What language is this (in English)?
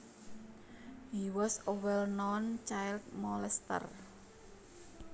Javanese